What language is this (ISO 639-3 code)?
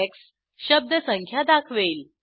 mar